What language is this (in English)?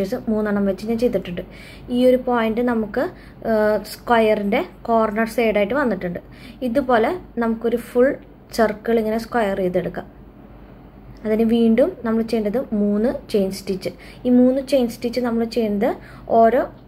Malayalam